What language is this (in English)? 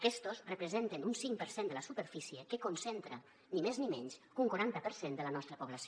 Catalan